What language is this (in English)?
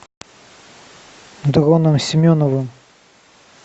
Russian